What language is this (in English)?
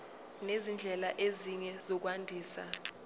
Zulu